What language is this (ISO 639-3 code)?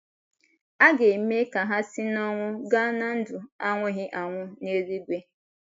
ibo